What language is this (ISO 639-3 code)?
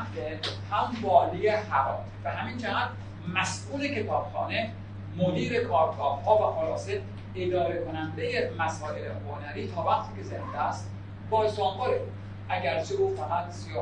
fas